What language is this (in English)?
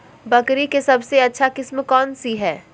Magahi